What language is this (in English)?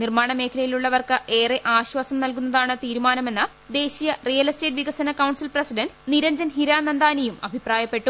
Malayalam